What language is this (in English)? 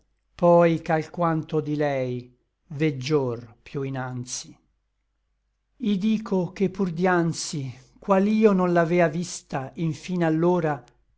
Italian